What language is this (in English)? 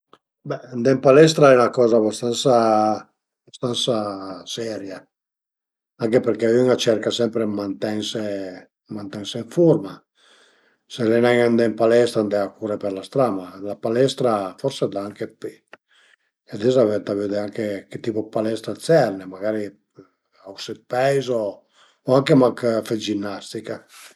Piedmontese